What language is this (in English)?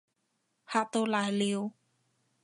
Cantonese